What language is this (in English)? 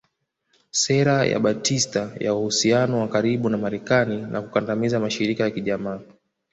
Swahili